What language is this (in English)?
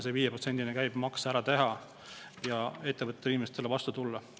Estonian